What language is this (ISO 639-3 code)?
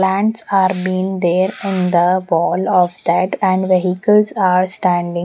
eng